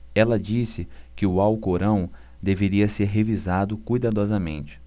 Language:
Portuguese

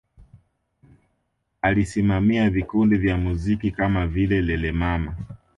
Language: Swahili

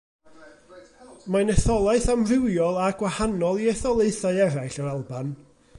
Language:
Welsh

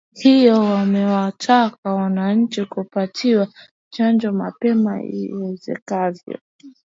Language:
Swahili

